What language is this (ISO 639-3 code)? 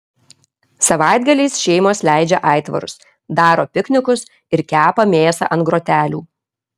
lit